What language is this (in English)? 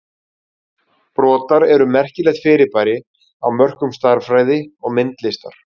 Icelandic